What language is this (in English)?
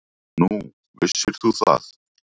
Icelandic